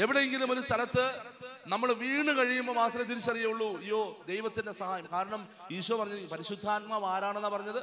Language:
Malayalam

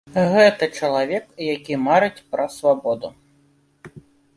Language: Belarusian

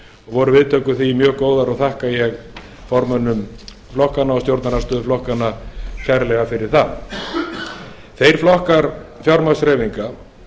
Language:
Icelandic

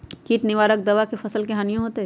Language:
Magahi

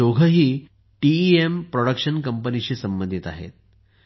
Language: Marathi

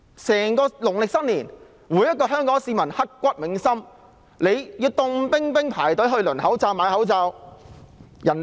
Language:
Cantonese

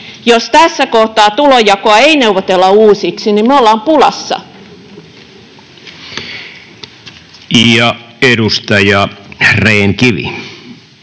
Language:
Finnish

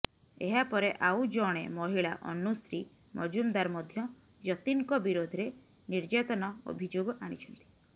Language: Odia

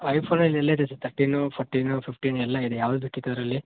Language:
Kannada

